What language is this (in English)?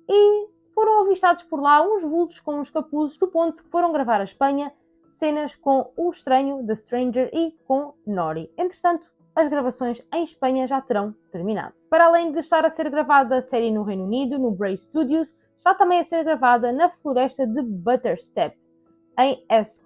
Portuguese